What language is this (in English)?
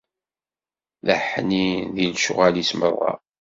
Kabyle